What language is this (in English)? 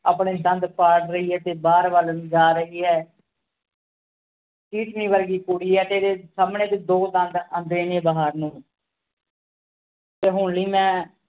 Punjabi